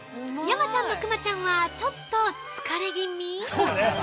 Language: Japanese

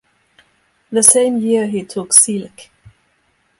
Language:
English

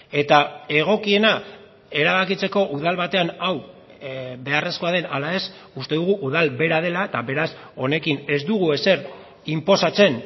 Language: Basque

